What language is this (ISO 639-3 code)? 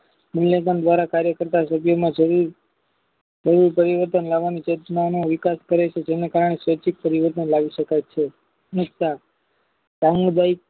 guj